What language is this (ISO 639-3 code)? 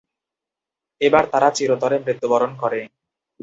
ben